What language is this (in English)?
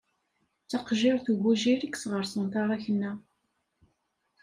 Kabyle